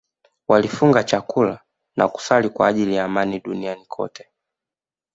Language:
Swahili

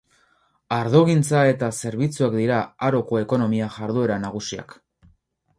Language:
Basque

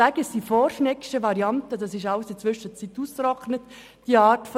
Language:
Swiss German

